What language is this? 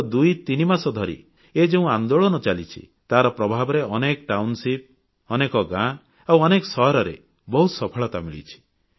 Odia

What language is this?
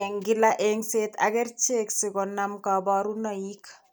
Kalenjin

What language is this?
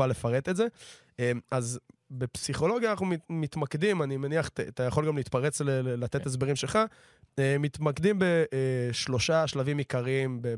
Hebrew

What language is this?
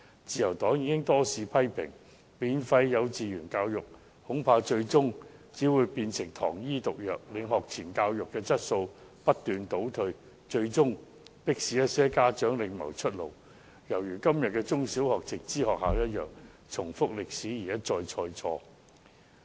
Cantonese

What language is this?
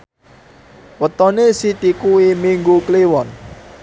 Javanese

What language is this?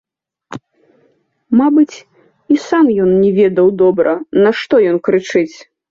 Belarusian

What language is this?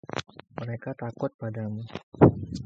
Indonesian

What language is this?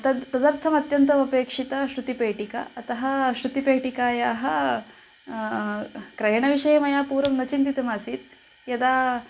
Sanskrit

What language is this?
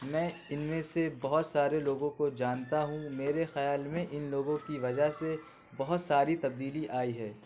Urdu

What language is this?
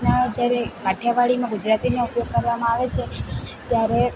Gujarati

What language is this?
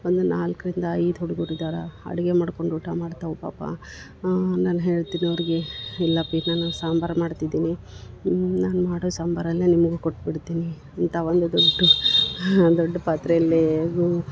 Kannada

